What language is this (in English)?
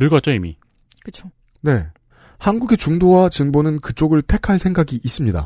Korean